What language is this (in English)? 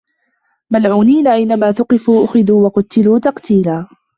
Arabic